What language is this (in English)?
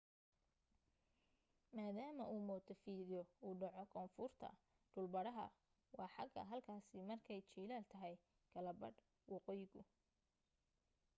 Somali